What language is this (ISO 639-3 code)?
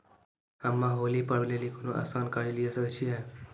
mai